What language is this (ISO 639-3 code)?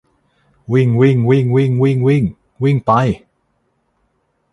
tha